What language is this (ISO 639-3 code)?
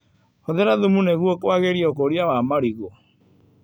kik